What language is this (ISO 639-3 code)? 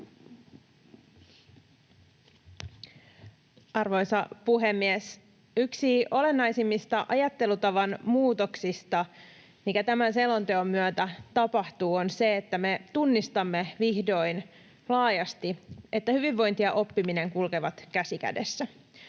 fin